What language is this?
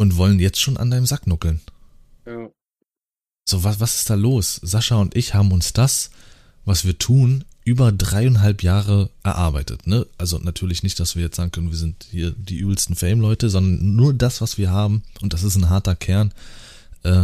German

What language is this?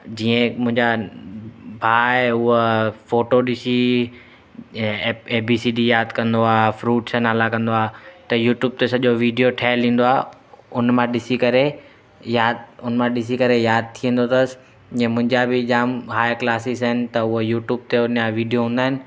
Sindhi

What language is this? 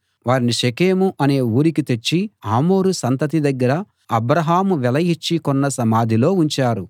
Telugu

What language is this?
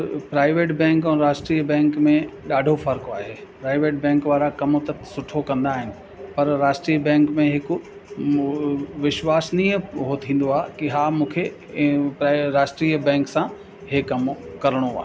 Sindhi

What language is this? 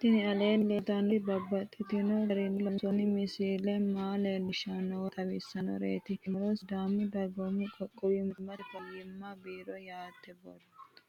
Sidamo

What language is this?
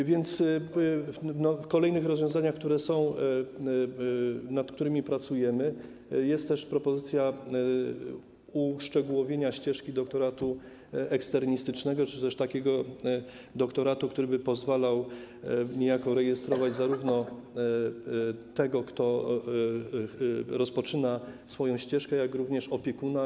Polish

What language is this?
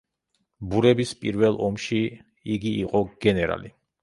Georgian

